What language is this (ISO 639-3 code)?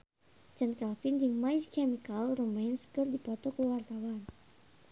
sun